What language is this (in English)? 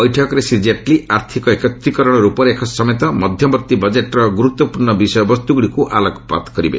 Odia